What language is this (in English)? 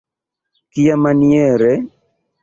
Esperanto